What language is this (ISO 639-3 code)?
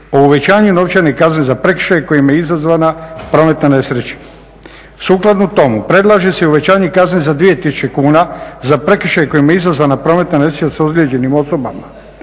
hrv